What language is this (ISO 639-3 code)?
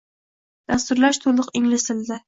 uzb